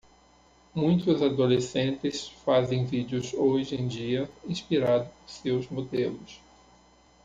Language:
Portuguese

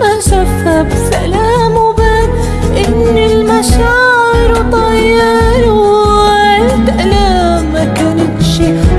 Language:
Arabic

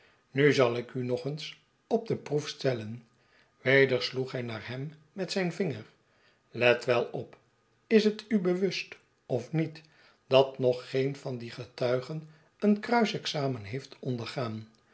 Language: Dutch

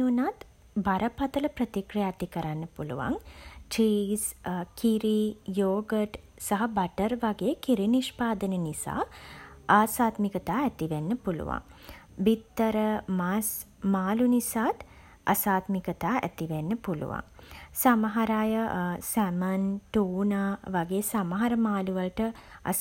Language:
Sinhala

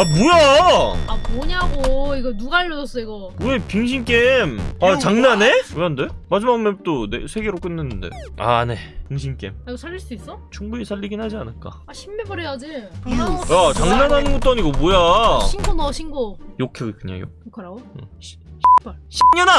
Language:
Korean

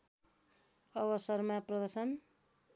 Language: Nepali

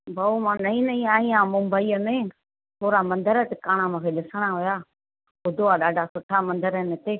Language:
Sindhi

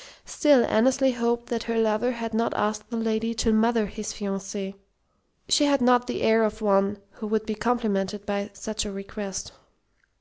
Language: English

